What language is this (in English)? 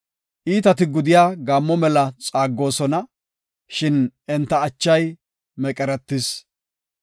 Gofa